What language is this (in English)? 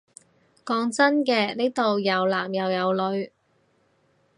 Cantonese